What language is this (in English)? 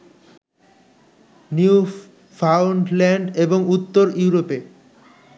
Bangla